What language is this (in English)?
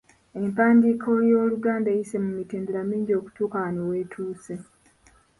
Ganda